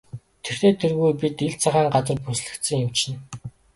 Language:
Mongolian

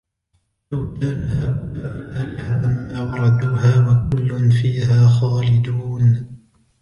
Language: Arabic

